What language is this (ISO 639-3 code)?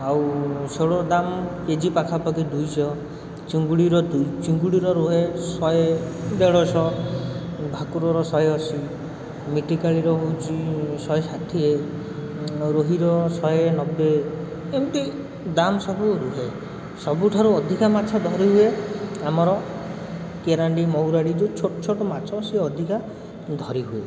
ori